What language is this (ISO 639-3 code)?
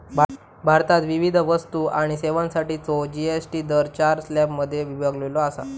mar